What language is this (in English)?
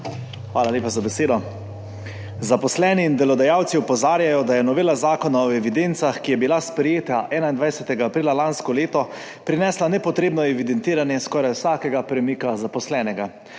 Slovenian